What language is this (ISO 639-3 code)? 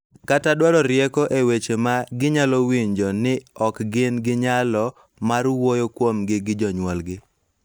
luo